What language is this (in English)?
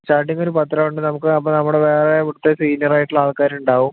Malayalam